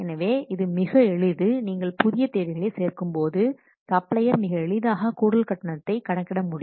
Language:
Tamil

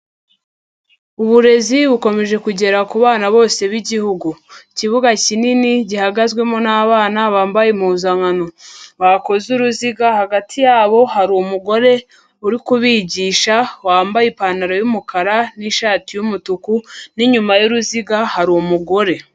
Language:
Kinyarwanda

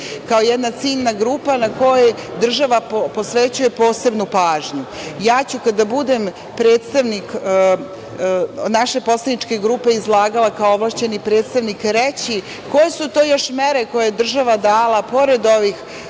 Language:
Serbian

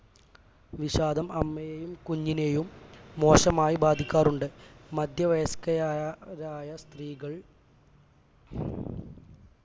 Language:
Malayalam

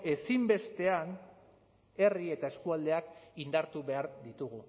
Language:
Basque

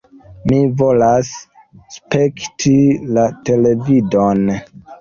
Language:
Esperanto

